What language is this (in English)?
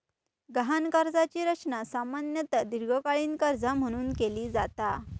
Marathi